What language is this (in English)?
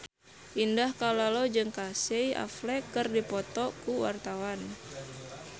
Sundanese